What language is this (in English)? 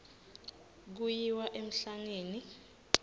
Swati